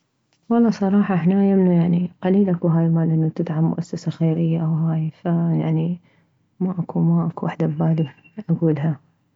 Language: Mesopotamian Arabic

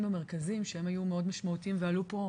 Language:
Hebrew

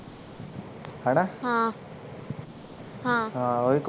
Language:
Punjabi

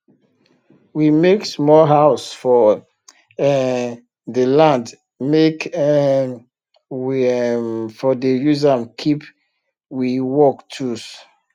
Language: Nigerian Pidgin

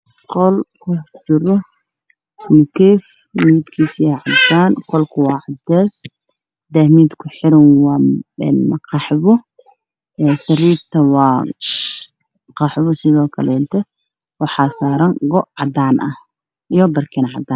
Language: Somali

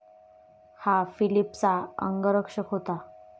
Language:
Marathi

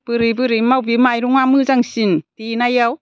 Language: Bodo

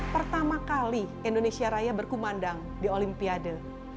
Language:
Indonesian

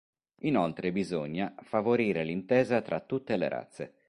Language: Italian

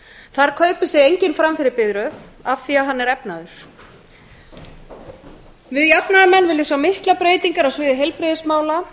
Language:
Icelandic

